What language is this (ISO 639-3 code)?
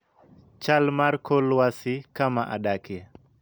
luo